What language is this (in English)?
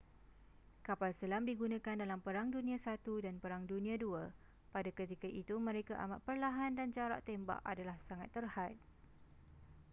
Malay